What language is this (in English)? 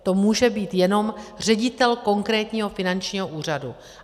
Czech